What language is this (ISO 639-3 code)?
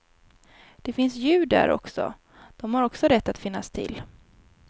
swe